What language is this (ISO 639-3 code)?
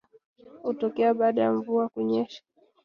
swa